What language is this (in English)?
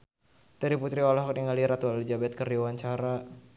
Sundanese